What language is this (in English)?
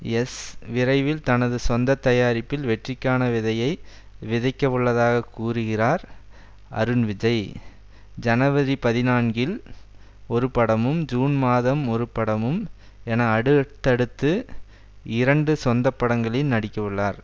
Tamil